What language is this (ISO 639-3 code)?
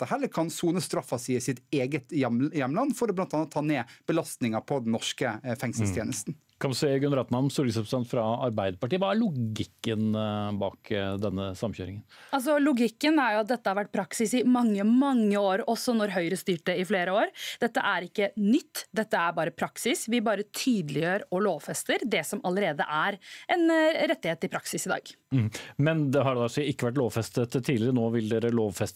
nor